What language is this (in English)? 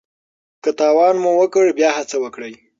Pashto